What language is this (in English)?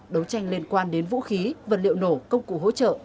Vietnamese